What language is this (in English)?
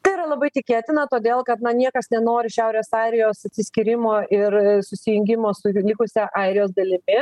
Lithuanian